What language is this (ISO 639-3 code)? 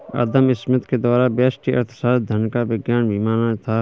hin